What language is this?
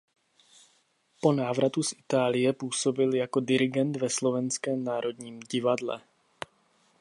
Czech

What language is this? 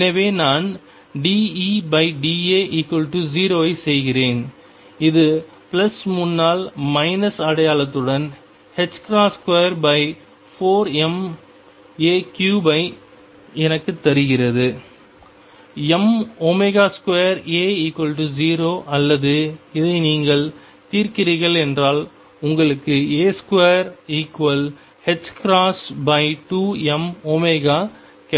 Tamil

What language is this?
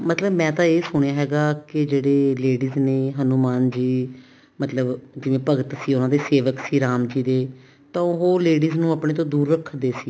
Punjabi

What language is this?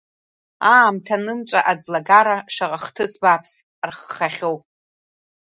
Abkhazian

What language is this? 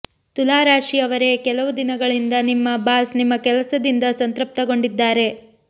Kannada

